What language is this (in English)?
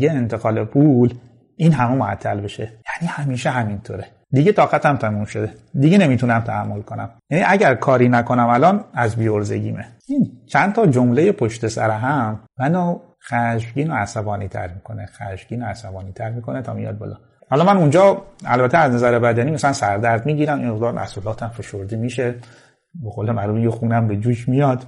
Persian